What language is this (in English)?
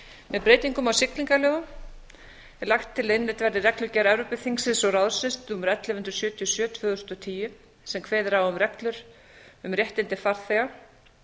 Icelandic